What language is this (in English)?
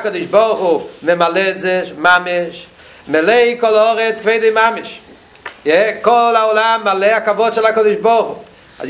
Hebrew